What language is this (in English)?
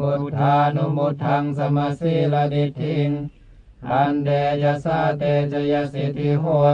Thai